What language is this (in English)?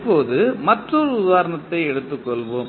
Tamil